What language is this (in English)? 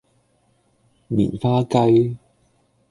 Cantonese